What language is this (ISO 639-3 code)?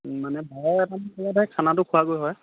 asm